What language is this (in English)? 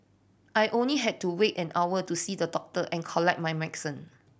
English